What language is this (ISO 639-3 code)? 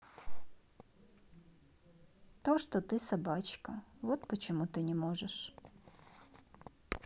rus